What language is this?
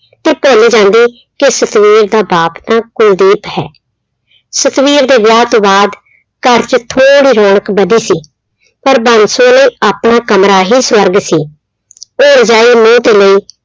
Punjabi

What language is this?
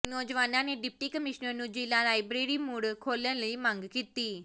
Punjabi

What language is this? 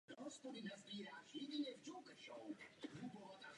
Czech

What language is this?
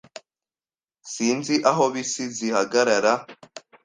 Kinyarwanda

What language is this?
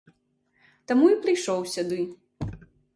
Belarusian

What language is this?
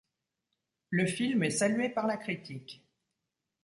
French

